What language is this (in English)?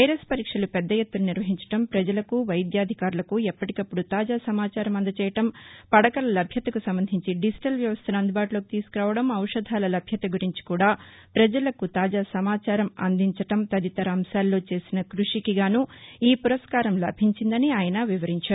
Telugu